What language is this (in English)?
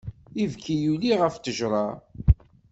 Kabyle